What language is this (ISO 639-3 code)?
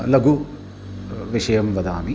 san